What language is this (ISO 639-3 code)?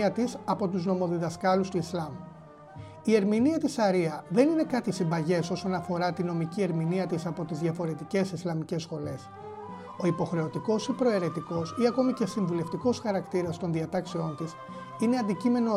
ell